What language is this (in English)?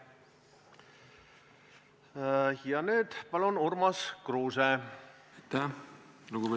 Estonian